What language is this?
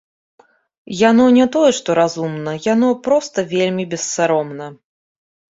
Belarusian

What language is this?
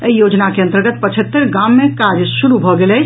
Maithili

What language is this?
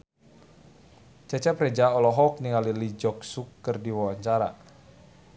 Sundanese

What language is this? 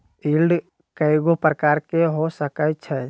Magahi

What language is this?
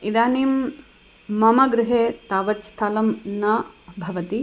Sanskrit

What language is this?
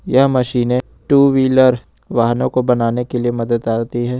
Hindi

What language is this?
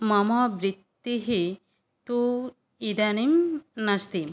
Sanskrit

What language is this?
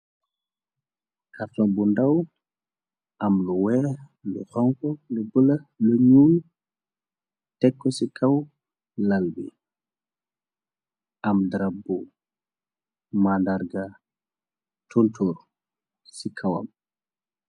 Wolof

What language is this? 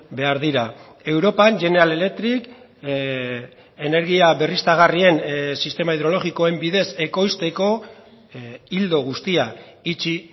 Basque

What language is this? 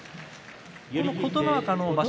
Japanese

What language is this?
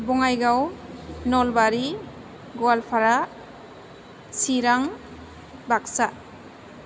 Bodo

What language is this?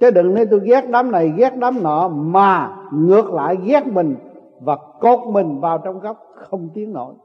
Vietnamese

